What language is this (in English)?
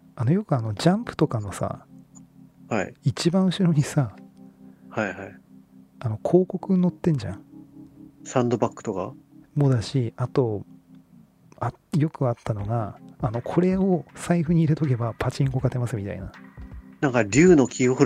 Japanese